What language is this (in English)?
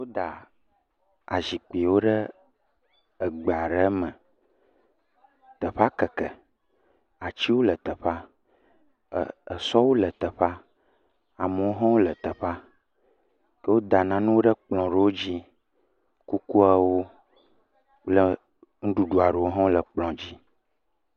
Ewe